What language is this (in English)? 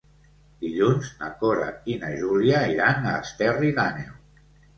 Catalan